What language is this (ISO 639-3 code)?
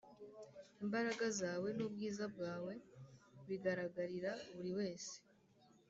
kin